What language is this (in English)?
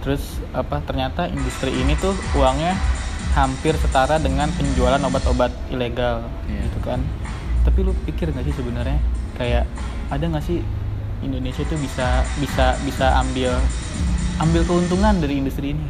Indonesian